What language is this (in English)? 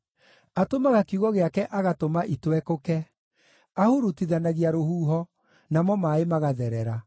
Kikuyu